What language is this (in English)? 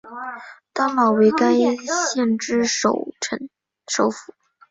Chinese